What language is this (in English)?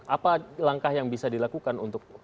Indonesian